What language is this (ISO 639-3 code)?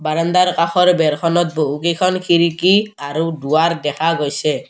asm